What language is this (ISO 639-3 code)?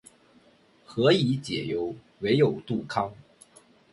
zho